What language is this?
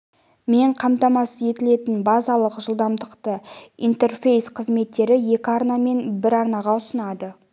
Kazakh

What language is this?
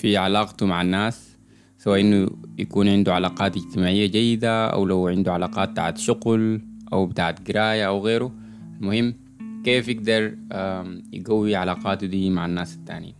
Arabic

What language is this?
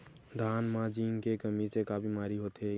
Chhattisgarhi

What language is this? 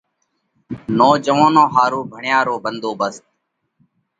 Parkari Koli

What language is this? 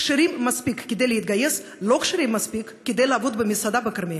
Hebrew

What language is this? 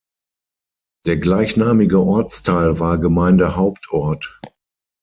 German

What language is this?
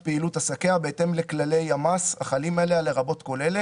Hebrew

